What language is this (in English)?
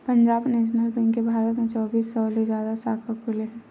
Chhattisgarhi